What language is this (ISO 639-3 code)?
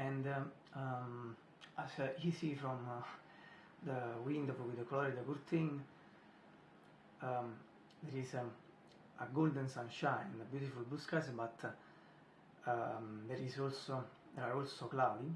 eng